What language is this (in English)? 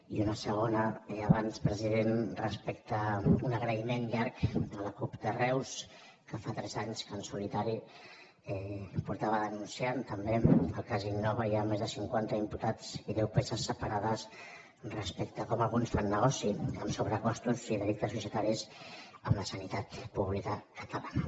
Catalan